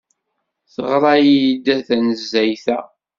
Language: Kabyle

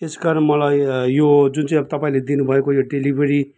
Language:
Nepali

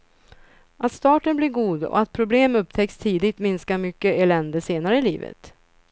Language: Swedish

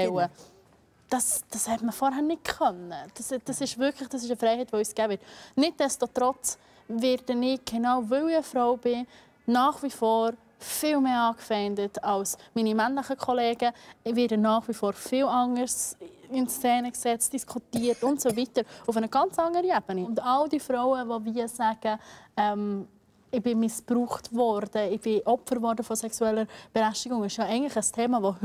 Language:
German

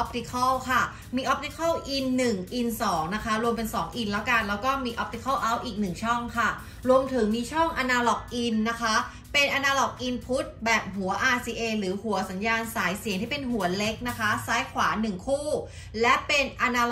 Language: Thai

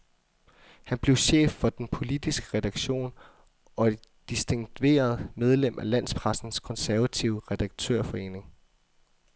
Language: Danish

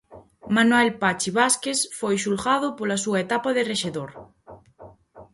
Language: Galician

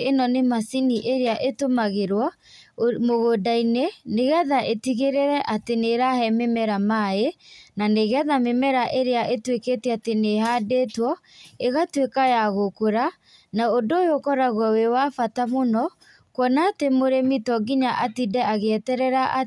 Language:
Kikuyu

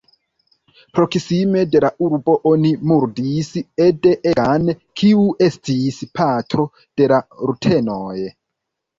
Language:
Esperanto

